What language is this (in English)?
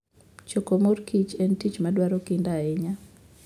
Luo (Kenya and Tanzania)